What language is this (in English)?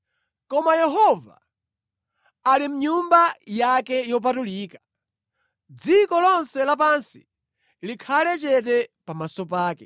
Nyanja